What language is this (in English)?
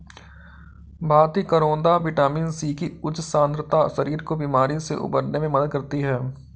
Hindi